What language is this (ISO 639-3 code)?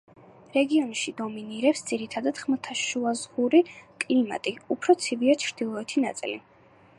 kat